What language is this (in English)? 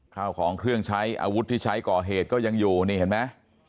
Thai